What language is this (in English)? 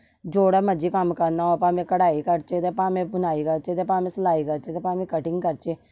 Dogri